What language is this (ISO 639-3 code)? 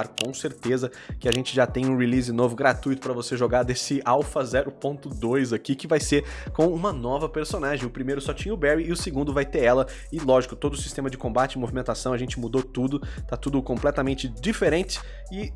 por